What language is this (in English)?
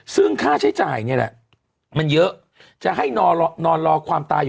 Thai